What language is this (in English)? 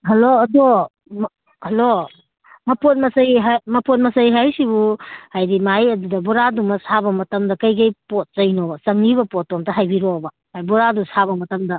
Manipuri